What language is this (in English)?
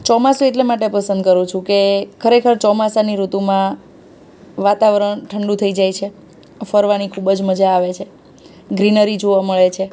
Gujarati